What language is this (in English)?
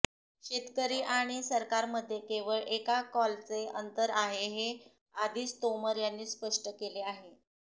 Marathi